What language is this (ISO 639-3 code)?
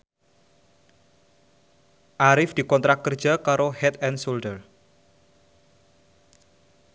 jav